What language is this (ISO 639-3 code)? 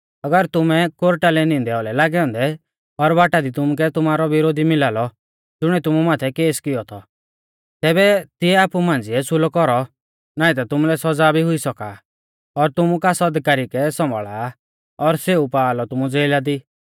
bfz